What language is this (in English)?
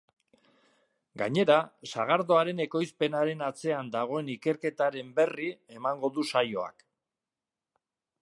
Basque